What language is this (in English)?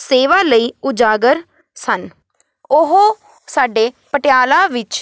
Punjabi